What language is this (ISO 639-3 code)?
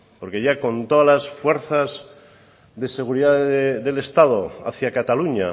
spa